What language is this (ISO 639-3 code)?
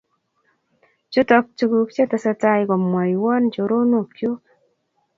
kln